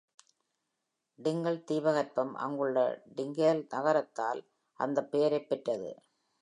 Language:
Tamil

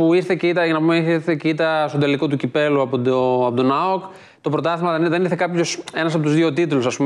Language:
Greek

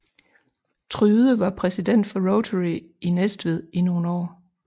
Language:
Danish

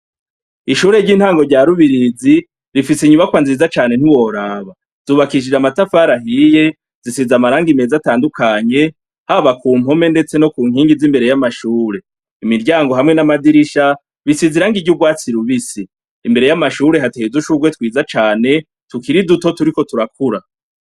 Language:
Rundi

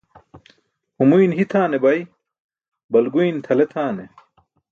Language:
Burushaski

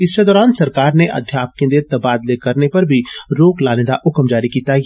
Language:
Dogri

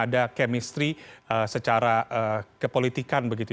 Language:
Indonesian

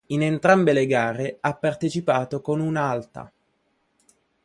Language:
Italian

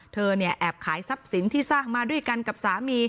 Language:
Thai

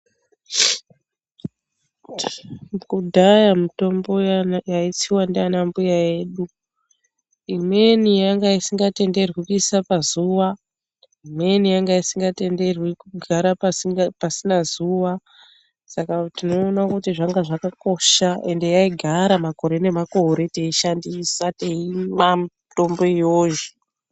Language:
Ndau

